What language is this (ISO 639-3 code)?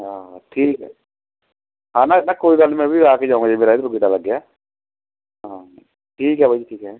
pan